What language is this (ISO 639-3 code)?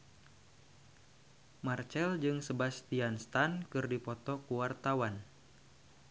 sun